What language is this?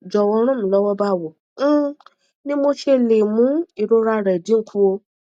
Yoruba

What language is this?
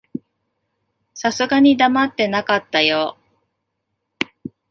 Japanese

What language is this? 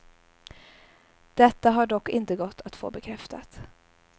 Swedish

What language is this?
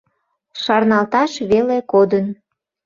Mari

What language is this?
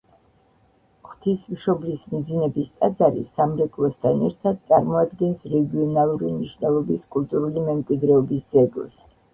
Georgian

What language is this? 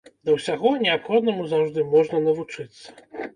Belarusian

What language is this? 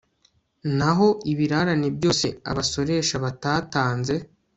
Kinyarwanda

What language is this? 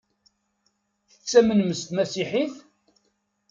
Kabyle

